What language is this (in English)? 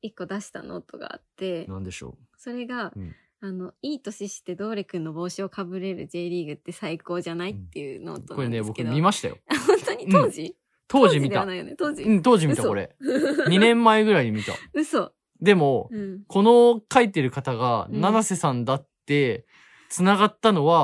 Japanese